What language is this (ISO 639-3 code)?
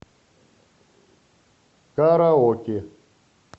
rus